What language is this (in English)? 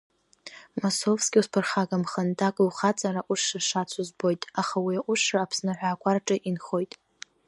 Abkhazian